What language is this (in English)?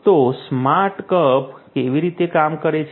Gujarati